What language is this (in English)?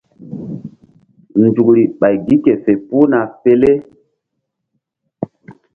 Mbum